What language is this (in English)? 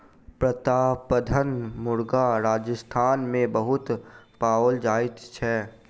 Maithili